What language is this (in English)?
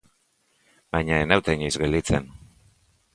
Basque